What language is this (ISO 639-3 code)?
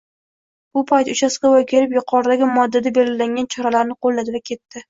uzb